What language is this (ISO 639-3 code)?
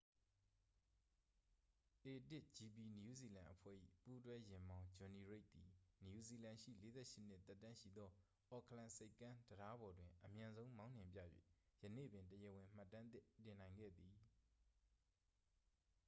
mya